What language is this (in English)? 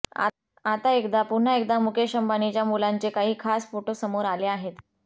Marathi